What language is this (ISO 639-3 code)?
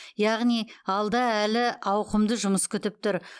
kaz